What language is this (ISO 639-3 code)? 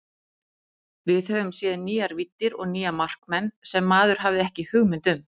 isl